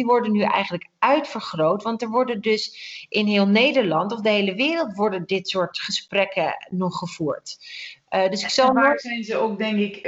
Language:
Dutch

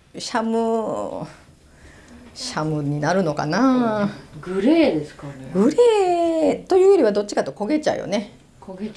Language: Japanese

